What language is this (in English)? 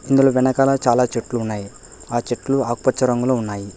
Telugu